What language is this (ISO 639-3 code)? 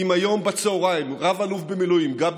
heb